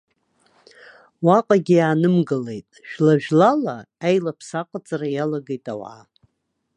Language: Abkhazian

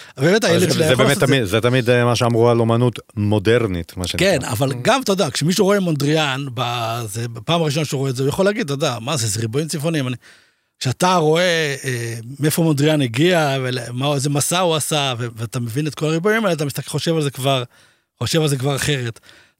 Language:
Hebrew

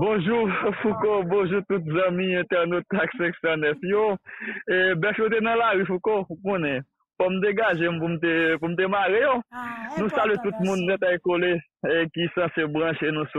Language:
French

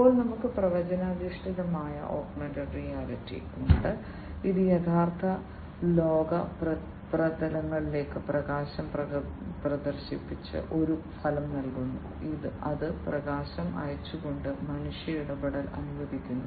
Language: Malayalam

